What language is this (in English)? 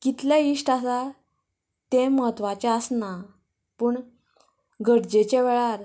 Konkani